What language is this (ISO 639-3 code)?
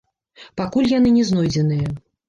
bel